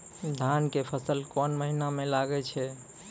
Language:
Maithili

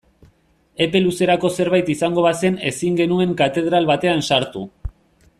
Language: Basque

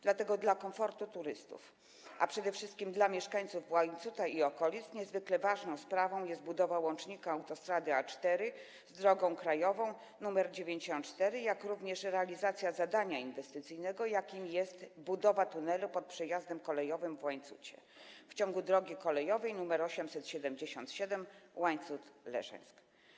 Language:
Polish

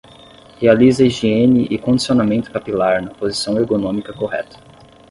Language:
Portuguese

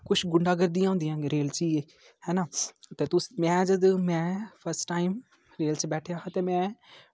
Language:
Dogri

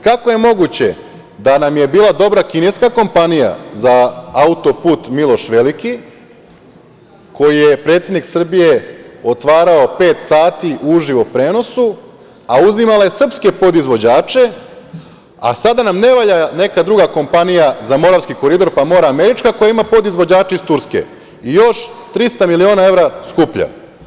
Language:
Serbian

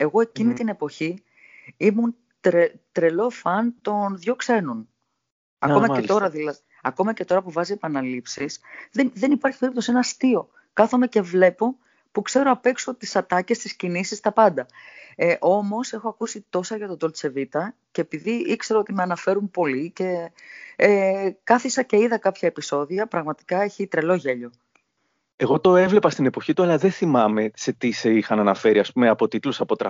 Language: Greek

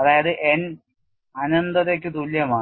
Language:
Malayalam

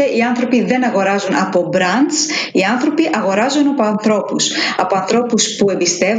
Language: Greek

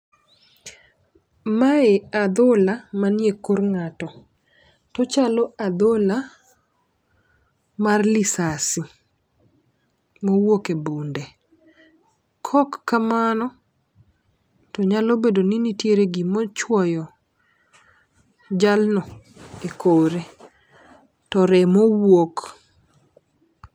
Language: Luo (Kenya and Tanzania)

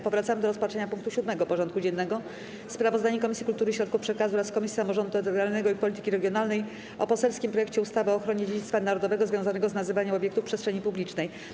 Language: Polish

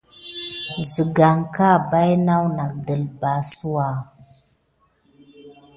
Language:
Gidar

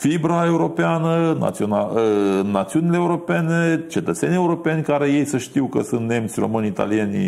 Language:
Romanian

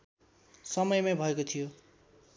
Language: Nepali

